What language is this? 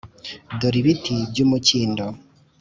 Kinyarwanda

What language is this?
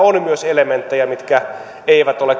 Finnish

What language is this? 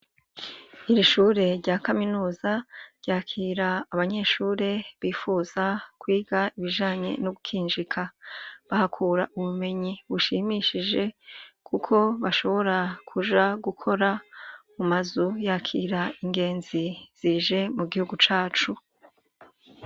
Rundi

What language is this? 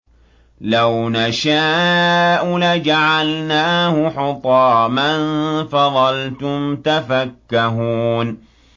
Arabic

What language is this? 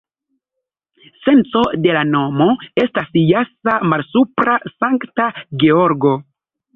Esperanto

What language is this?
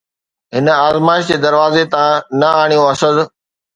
Sindhi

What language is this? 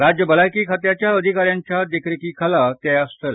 Konkani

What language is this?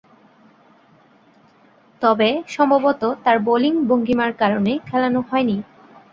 Bangla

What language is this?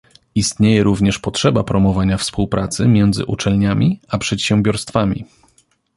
Polish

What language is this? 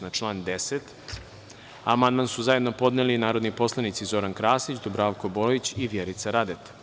Serbian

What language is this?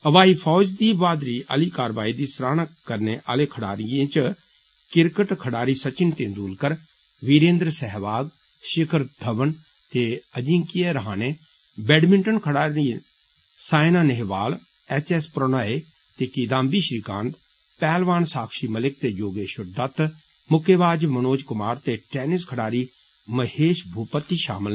Dogri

